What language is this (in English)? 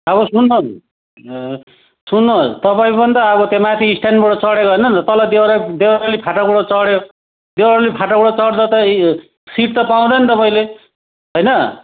Nepali